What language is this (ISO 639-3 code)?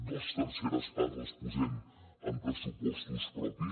cat